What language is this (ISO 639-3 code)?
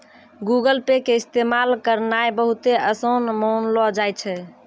mai